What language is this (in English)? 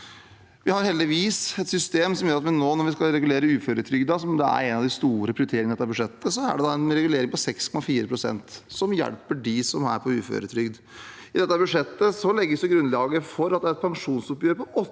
Norwegian